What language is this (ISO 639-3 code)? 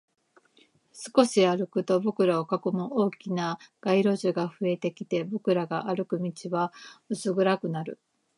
jpn